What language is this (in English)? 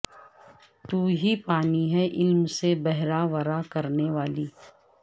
Urdu